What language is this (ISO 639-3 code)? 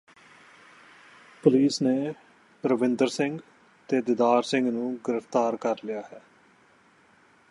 pan